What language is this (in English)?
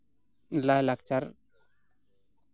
Santali